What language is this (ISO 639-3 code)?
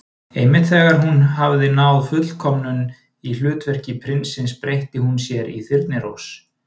isl